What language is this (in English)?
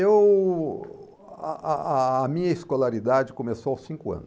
Portuguese